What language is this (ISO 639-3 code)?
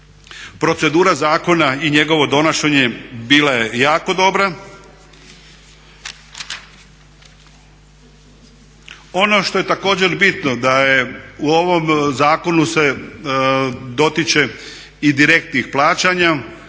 hrv